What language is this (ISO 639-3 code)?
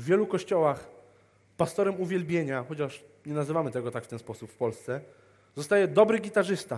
pol